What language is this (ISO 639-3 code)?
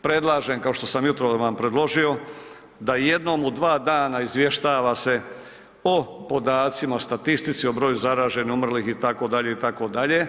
hrv